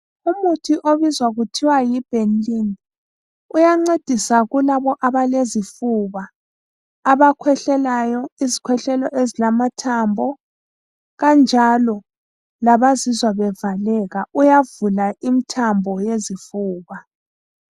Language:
North Ndebele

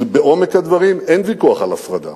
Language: Hebrew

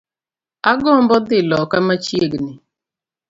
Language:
Luo (Kenya and Tanzania)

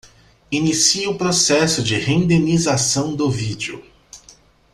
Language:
Portuguese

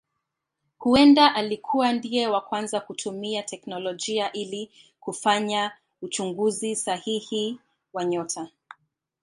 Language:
Swahili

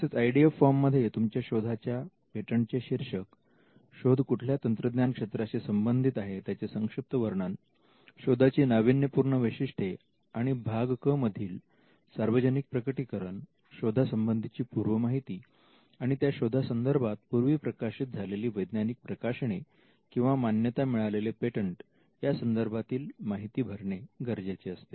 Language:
Marathi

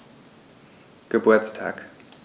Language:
German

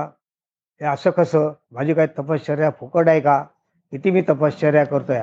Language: Marathi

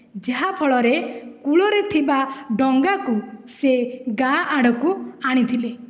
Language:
Odia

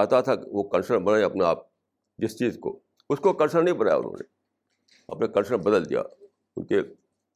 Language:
Urdu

